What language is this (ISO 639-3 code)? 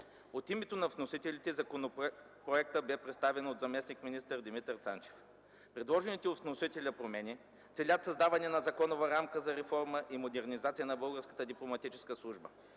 bul